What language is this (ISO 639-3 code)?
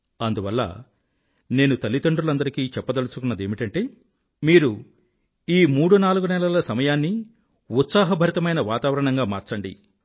tel